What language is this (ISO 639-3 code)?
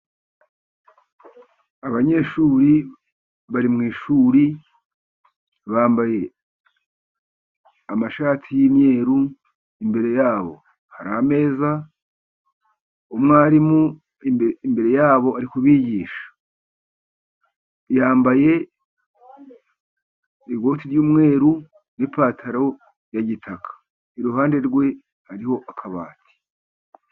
kin